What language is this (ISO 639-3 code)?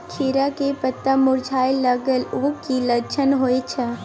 mai